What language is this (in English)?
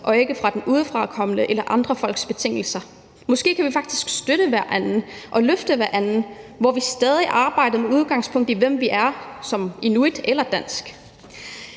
Danish